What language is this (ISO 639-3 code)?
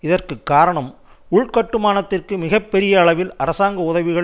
tam